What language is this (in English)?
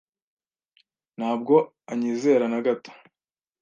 Kinyarwanda